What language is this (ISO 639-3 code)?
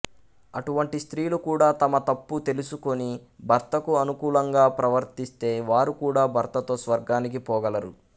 tel